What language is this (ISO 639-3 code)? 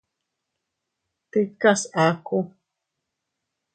cut